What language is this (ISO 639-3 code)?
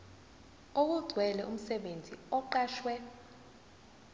zul